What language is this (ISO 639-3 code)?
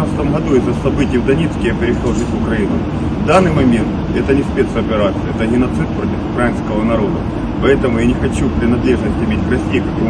rus